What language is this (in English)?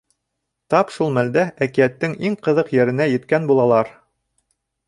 Bashkir